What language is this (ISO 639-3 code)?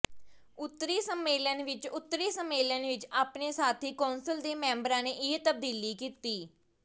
pan